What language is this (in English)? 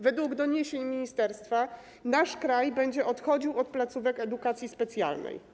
Polish